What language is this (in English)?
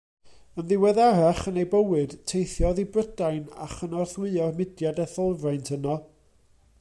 Welsh